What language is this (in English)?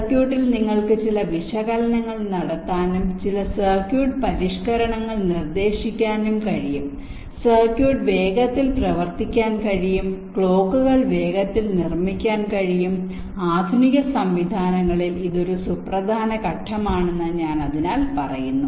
Malayalam